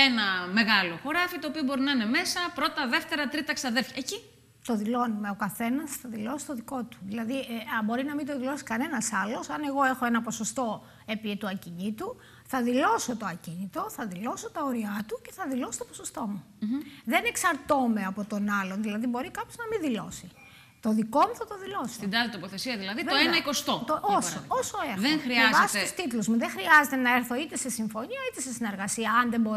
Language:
Greek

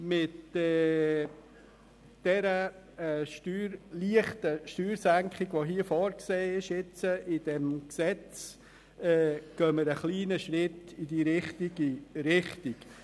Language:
Swiss German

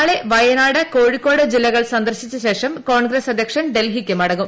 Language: Malayalam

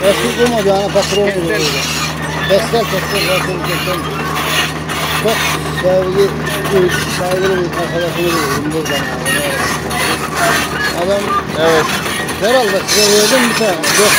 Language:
Turkish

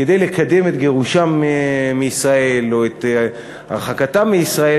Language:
Hebrew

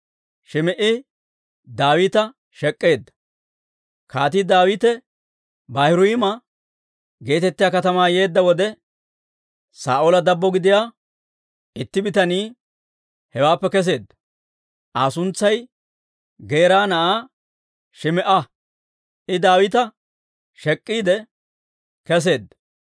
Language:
Dawro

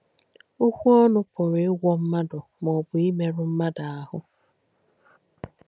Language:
Igbo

